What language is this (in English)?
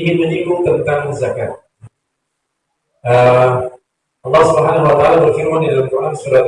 Indonesian